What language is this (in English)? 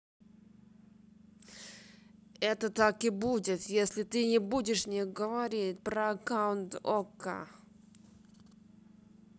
Russian